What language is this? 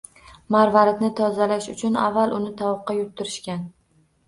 Uzbek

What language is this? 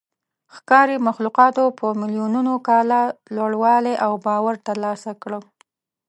Pashto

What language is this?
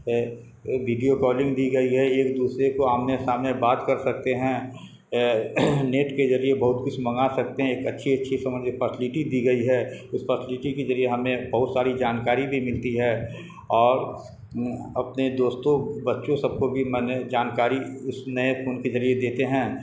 Urdu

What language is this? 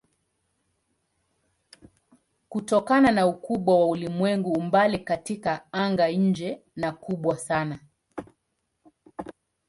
Swahili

